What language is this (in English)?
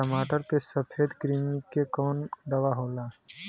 Bhojpuri